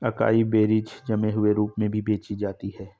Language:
Hindi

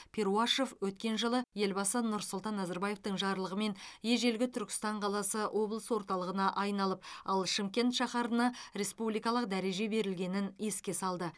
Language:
Kazakh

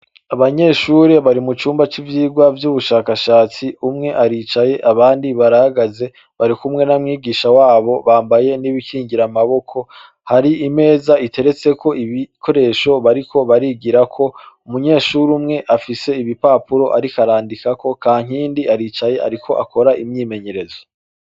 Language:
Rundi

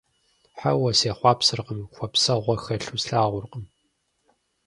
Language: Kabardian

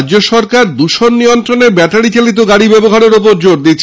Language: Bangla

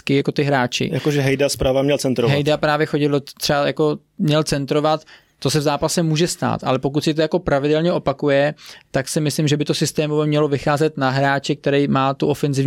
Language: Czech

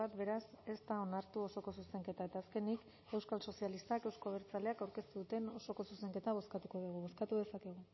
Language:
Basque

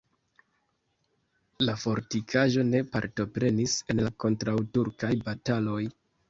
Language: Esperanto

